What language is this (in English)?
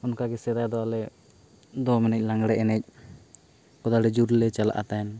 Santali